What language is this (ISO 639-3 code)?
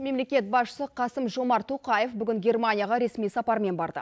kaz